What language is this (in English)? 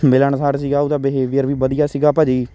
Punjabi